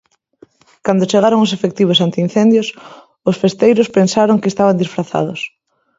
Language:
Galician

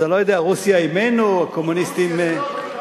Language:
Hebrew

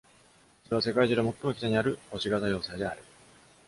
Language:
Japanese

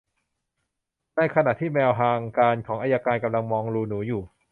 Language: Thai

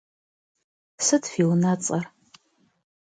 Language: Kabardian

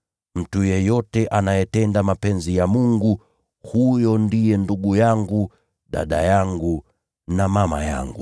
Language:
Swahili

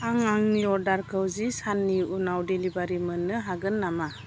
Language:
Bodo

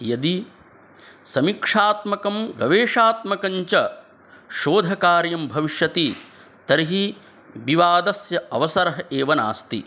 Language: Sanskrit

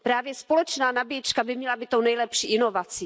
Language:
Czech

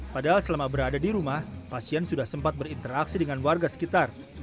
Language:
Indonesian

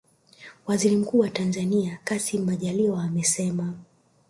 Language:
Swahili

